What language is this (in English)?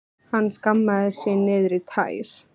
Icelandic